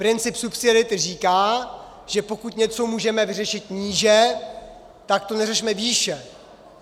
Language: Czech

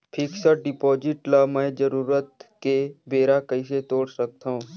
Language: Chhattisgarhi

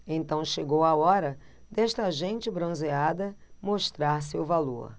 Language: Portuguese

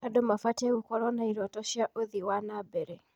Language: Kikuyu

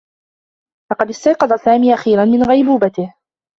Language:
Arabic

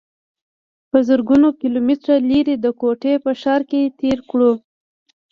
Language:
Pashto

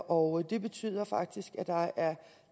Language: Danish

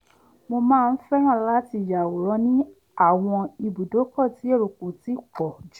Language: Yoruba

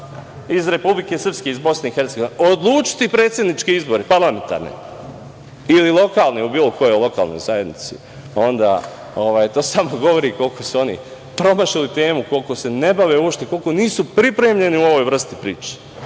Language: Serbian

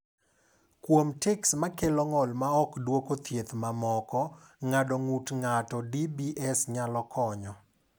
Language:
Luo (Kenya and Tanzania)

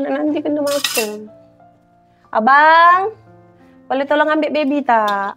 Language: Malay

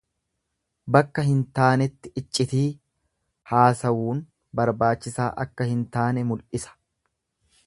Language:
Oromo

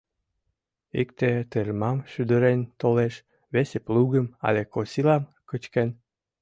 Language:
Mari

